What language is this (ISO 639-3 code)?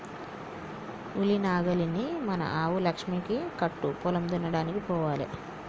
tel